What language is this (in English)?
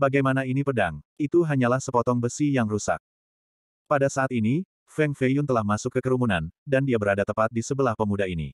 Indonesian